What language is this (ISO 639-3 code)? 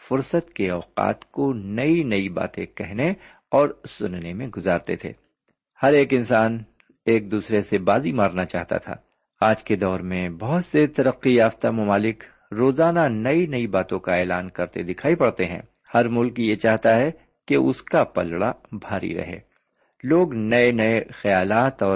urd